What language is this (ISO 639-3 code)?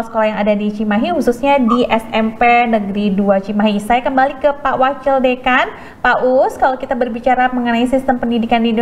ind